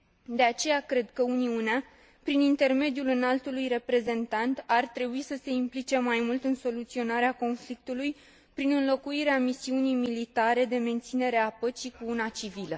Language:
Romanian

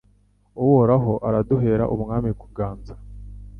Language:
Kinyarwanda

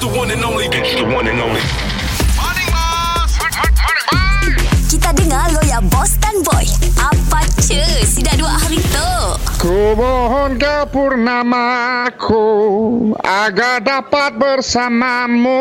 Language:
Malay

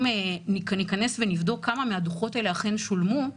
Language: Hebrew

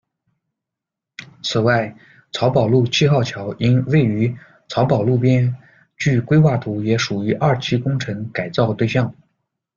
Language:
Chinese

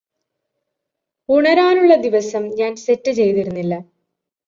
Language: Malayalam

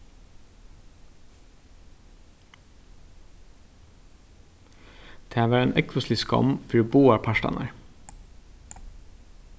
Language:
Faroese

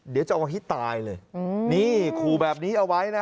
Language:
Thai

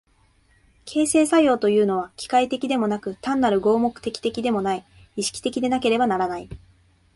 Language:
Japanese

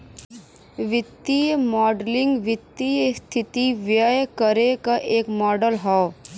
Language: Bhojpuri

